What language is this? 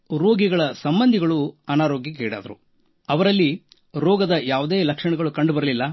Kannada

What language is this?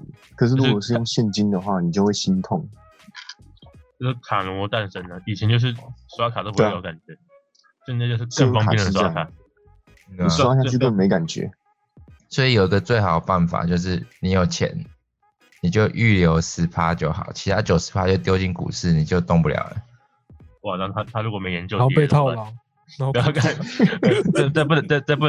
Chinese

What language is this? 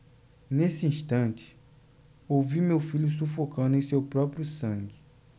Portuguese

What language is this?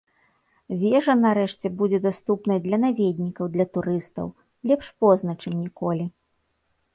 Belarusian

